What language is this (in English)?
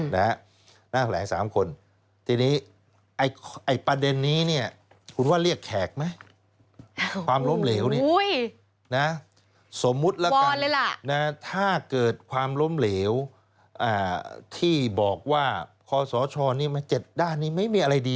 Thai